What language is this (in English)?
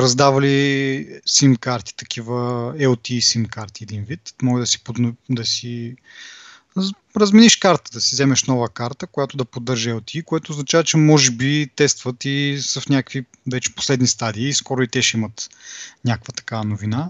Bulgarian